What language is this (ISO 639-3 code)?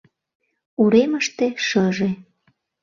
chm